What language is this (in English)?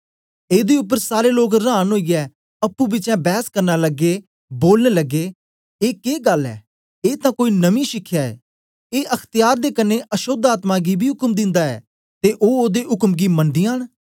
Dogri